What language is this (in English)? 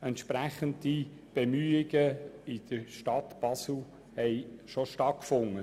Swiss German